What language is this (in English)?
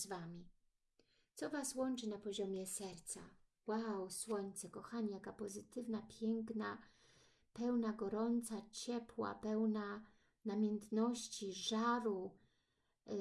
Polish